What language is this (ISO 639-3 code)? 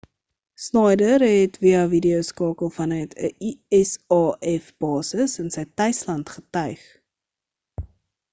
afr